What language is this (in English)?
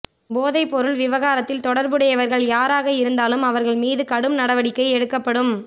Tamil